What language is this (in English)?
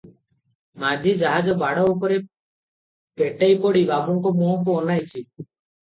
Odia